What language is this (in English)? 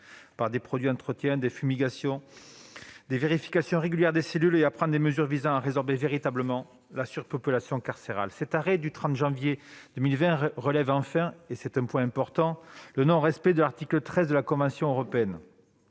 French